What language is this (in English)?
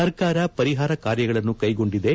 Kannada